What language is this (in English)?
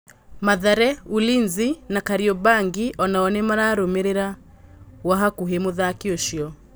Kikuyu